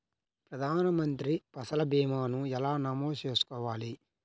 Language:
Telugu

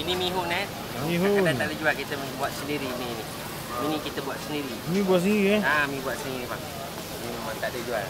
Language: Malay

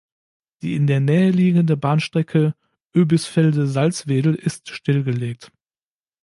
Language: German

